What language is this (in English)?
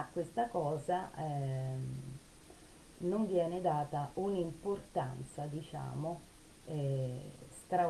Italian